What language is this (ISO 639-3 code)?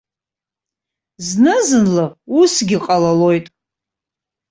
abk